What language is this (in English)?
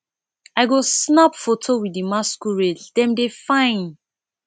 Nigerian Pidgin